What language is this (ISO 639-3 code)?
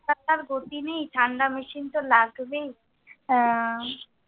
ben